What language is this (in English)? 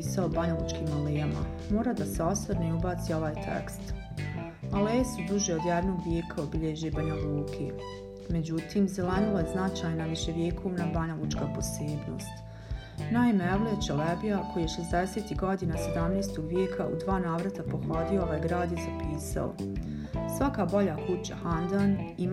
Croatian